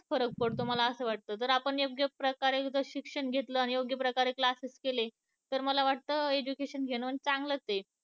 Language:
Marathi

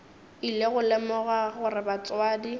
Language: Northern Sotho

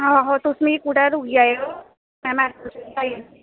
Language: Dogri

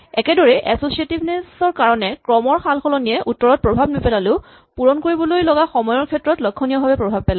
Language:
Assamese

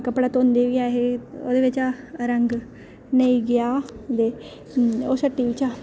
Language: Dogri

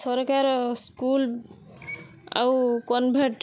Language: Odia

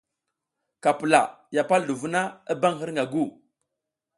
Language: South Giziga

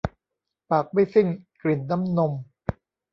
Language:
Thai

